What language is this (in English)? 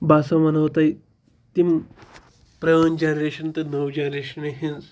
Kashmiri